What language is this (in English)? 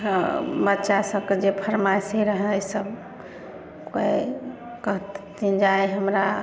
Maithili